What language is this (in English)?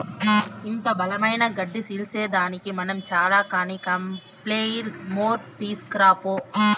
Telugu